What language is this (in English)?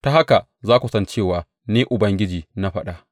Hausa